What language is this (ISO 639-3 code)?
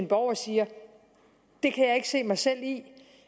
dan